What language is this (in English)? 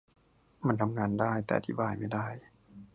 Thai